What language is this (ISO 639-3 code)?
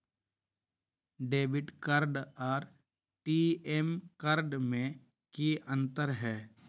mag